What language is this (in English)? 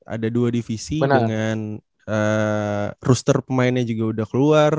Indonesian